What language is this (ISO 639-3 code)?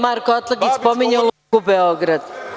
srp